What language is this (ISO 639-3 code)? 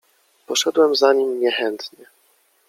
pol